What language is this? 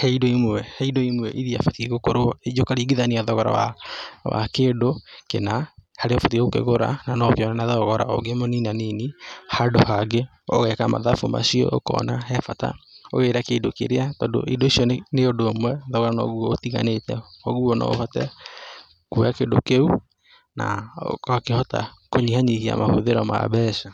Kikuyu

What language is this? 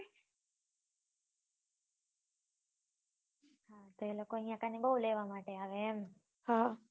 Gujarati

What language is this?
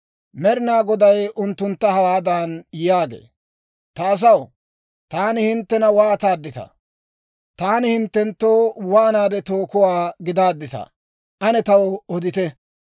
Dawro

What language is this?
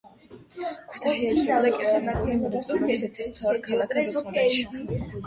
Georgian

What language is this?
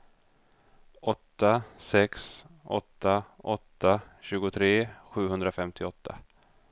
Swedish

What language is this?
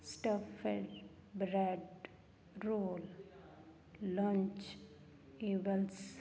Punjabi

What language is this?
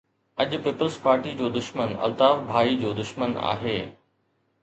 Sindhi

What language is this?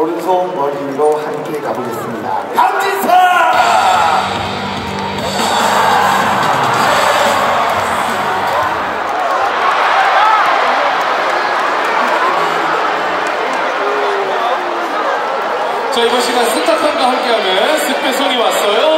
Korean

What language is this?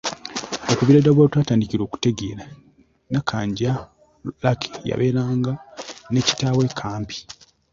Ganda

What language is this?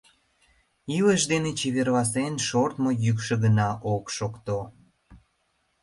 Mari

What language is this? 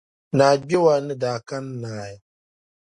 Dagbani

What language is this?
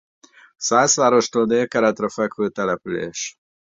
Hungarian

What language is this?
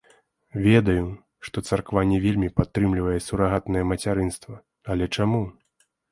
Belarusian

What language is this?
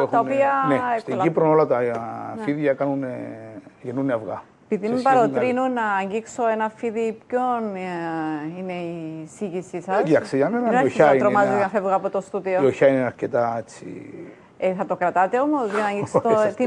Greek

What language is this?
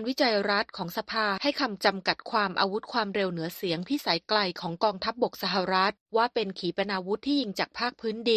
Thai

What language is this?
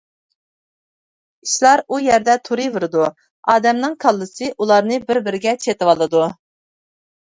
Uyghur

